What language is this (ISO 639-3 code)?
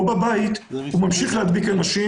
heb